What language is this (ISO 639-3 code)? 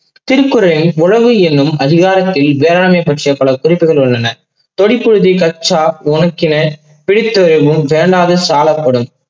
tam